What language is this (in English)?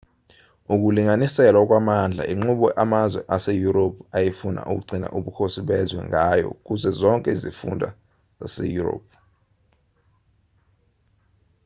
Zulu